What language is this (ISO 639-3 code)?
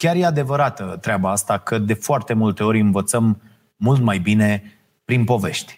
ron